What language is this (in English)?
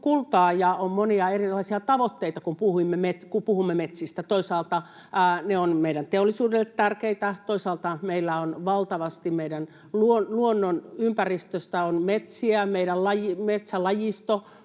Finnish